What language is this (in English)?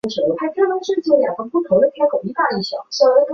Chinese